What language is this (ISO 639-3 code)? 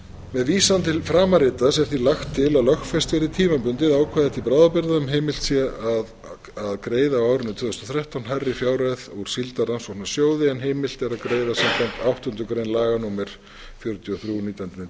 isl